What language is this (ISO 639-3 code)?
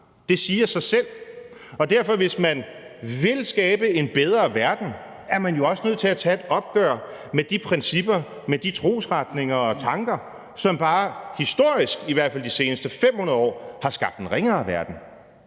dan